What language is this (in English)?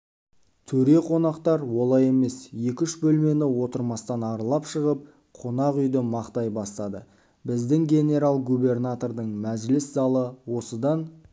Kazakh